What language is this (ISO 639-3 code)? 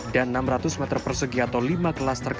ind